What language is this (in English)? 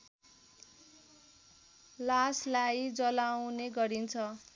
Nepali